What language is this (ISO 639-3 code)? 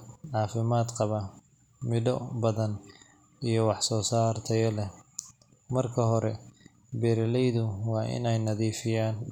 som